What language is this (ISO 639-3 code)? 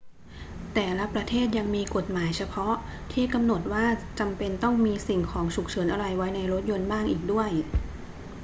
tha